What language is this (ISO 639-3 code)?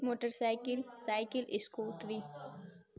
urd